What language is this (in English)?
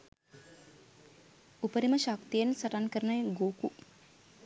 Sinhala